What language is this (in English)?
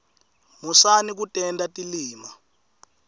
Swati